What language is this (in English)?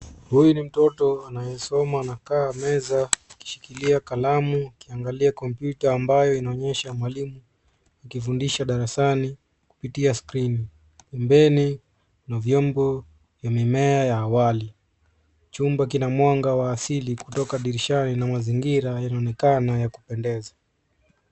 Swahili